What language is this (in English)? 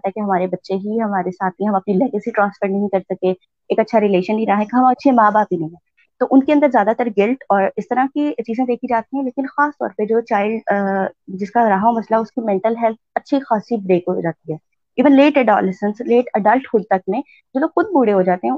Urdu